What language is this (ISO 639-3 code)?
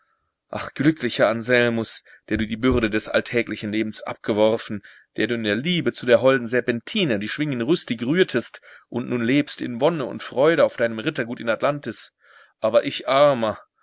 deu